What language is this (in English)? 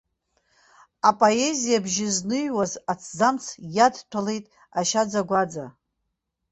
Abkhazian